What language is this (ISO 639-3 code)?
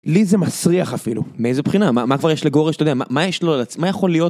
heb